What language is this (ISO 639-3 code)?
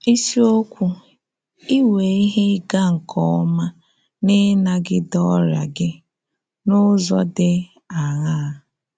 ibo